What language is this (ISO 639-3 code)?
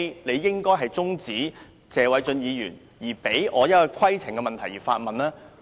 yue